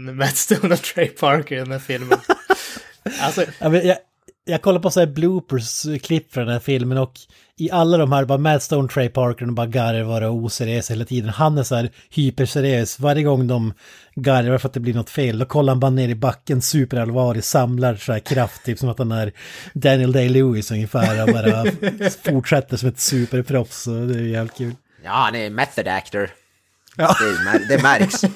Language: Swedish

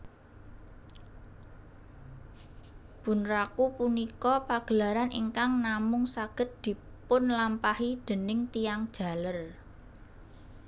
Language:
Javanese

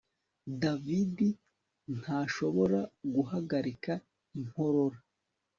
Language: Kinyarwanda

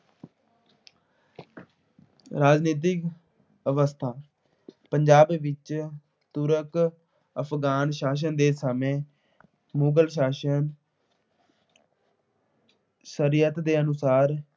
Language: Punjabi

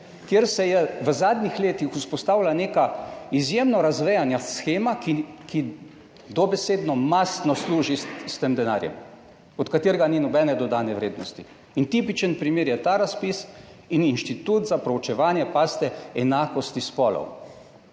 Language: Slovenian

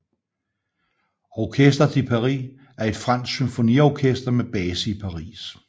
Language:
Danish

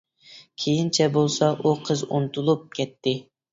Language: Uyghur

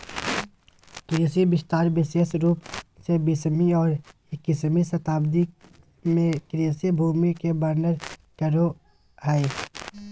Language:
Magahi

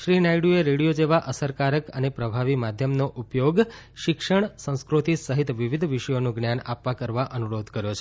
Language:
Gujarati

